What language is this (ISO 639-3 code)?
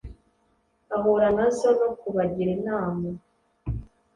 kin